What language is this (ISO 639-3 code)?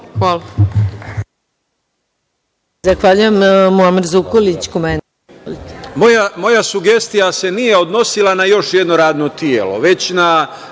srp